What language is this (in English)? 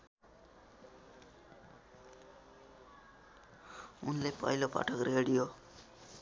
Nepali